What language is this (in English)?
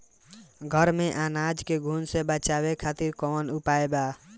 Bhojpuri